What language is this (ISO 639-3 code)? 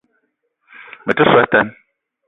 eto